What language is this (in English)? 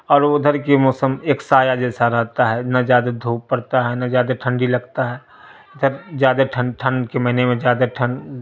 Urdu